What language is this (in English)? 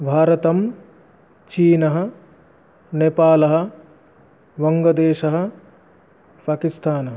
Sanskrit